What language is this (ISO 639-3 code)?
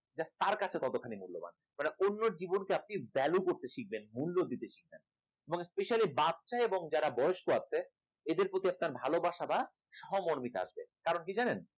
ben